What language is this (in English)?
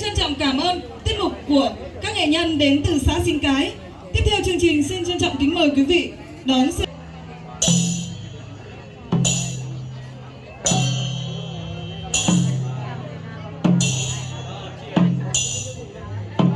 Vietnamese